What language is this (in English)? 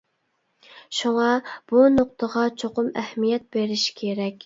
Uyghur